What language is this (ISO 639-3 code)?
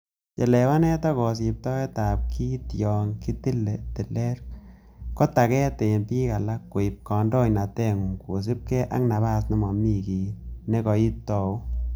kln